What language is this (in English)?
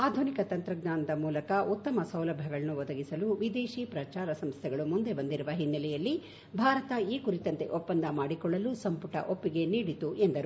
Kannada